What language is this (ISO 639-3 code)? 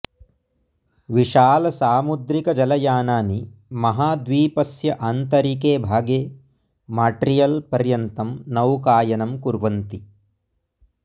san